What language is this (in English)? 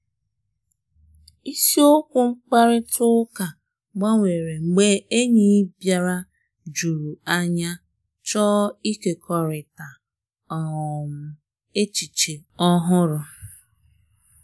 Igbo